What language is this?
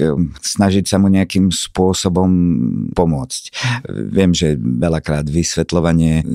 Slovak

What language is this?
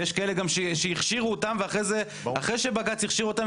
Hebrew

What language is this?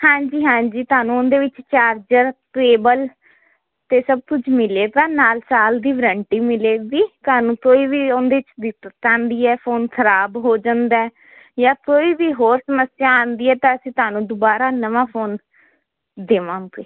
Punjabi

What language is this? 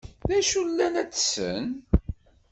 Kabyle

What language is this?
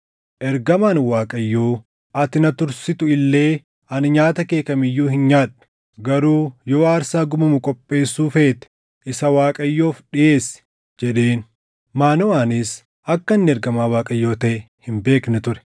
Oromo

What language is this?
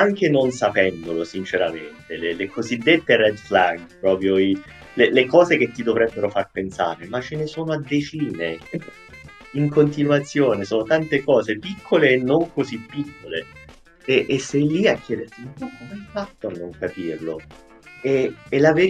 Italian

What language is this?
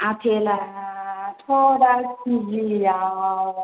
Bodo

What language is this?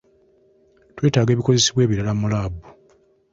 Ganda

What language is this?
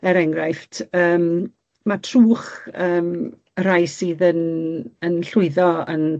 Welsh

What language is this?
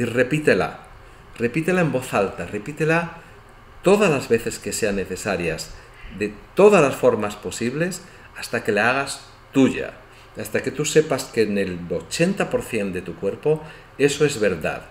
Spanish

